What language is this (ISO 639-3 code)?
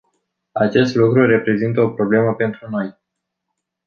ron